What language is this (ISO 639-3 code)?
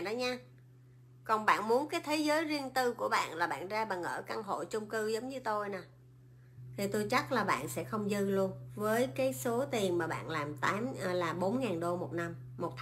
vie